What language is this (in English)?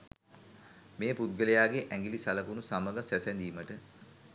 Sinhala